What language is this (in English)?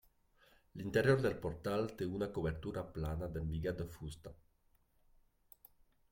Catalan